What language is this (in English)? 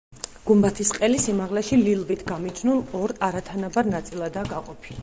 Georgian